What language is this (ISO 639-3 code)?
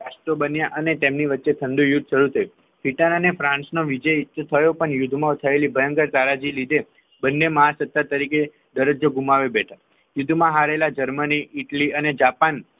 guj